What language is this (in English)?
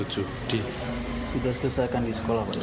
Indonesian